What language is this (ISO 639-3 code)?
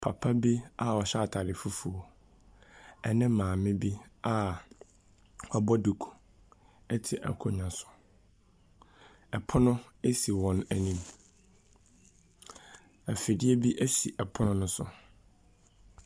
aka